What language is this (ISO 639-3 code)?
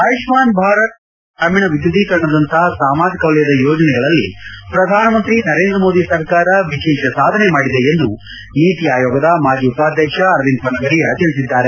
kan